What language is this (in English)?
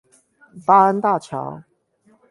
Chinese